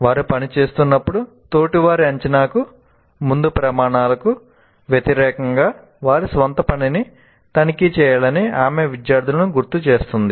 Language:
Telugu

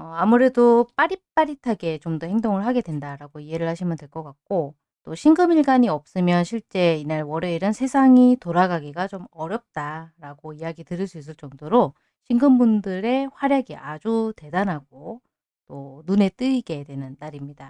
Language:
Korean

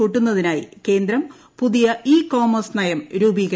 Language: Malayalam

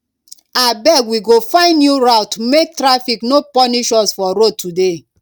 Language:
Nigerian Pidgin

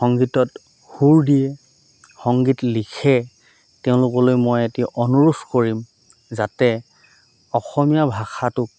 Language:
Assamese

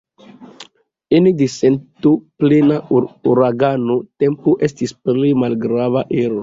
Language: Esperanto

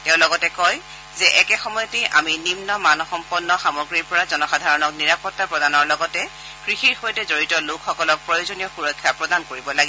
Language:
Assamese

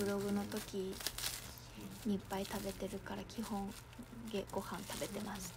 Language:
Japanese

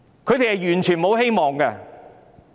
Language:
Cantonese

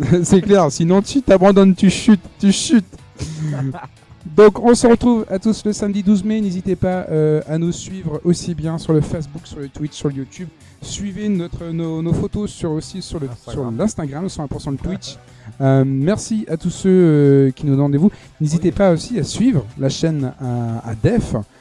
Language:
French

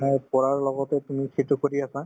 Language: Assamese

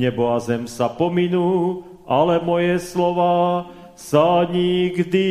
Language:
Slovak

